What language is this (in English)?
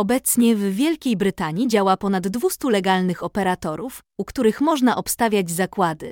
Polish